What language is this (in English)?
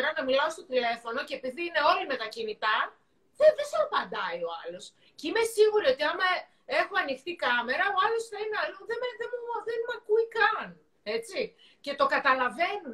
Greek